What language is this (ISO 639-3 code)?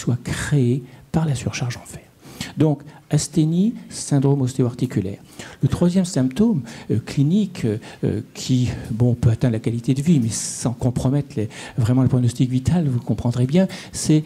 fra